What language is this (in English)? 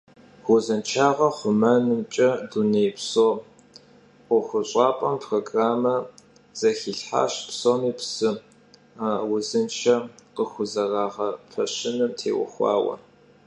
Kabardian